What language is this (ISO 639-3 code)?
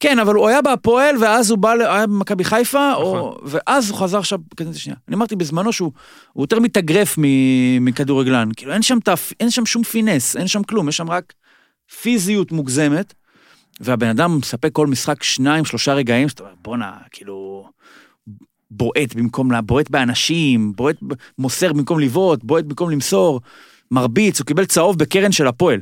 heb